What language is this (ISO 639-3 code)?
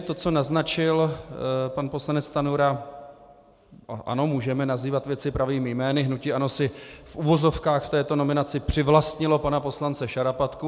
ces